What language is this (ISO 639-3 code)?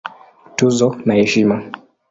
swa